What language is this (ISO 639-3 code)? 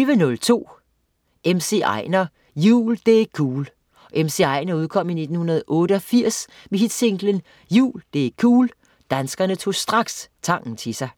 dan